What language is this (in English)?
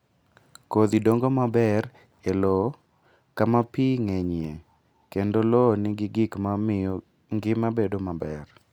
Luo (Kenya and Tanzania)